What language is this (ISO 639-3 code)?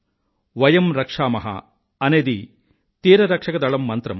tel